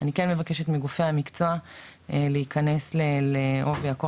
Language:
Hebrew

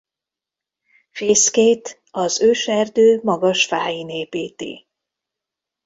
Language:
Hungarian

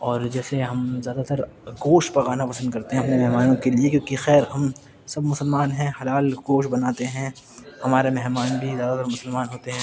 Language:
Urdu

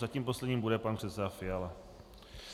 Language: Czech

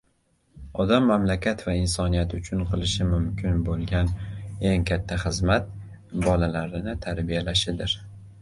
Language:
Uzbek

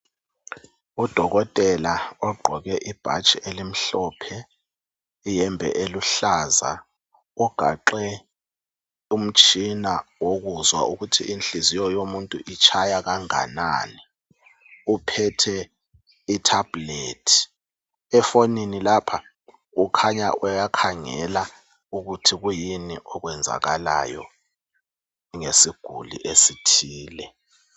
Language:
North Ndebele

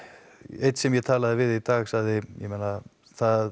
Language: Icelandic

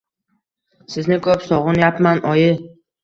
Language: Uzbek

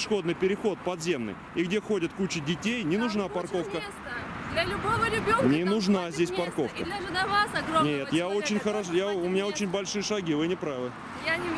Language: Russian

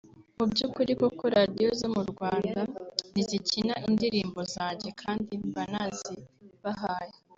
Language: Kinyarwanda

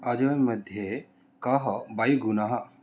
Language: Sanskrit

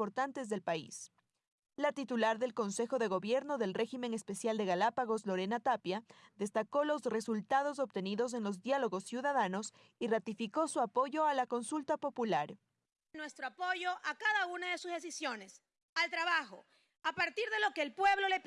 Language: Spanish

